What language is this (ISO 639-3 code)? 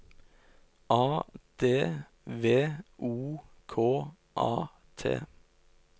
nor